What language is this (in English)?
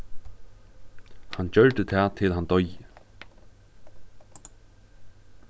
Faroese